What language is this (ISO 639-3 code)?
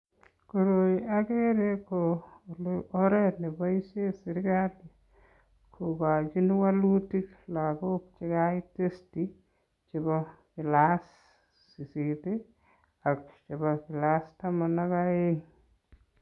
kln